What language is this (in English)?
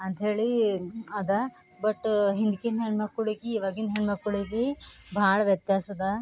Kannada